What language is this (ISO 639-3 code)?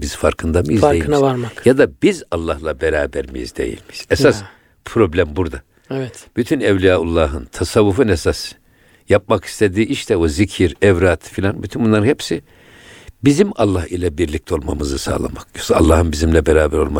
tur